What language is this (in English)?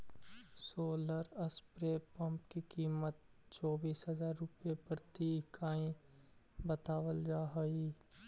Magahi